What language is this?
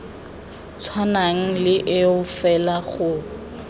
Tswana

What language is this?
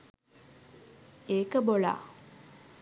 Sinhala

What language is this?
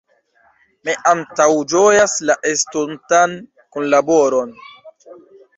Esperanto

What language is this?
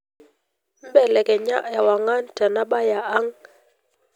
Masai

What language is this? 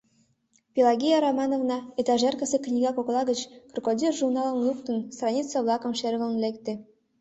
Mari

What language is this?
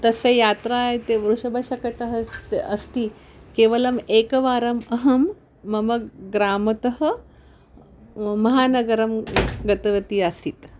Sanskrit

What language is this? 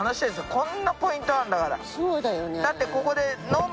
Japanese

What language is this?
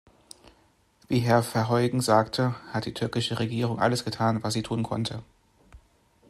German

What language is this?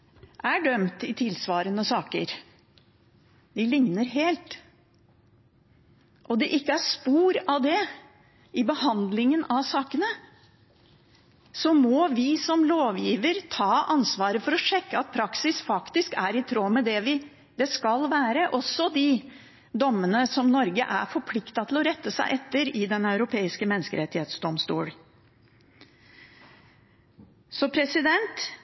Norwegian Bokmål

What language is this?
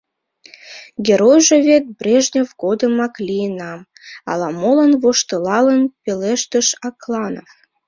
Mari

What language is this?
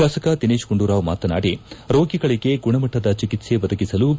Kannada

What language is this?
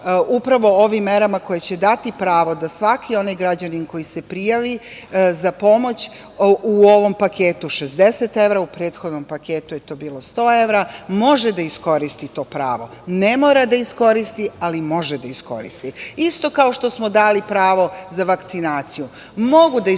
Serbian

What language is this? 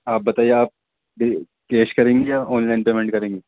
Urdu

